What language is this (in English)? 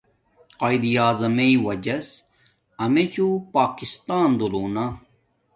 Domaaki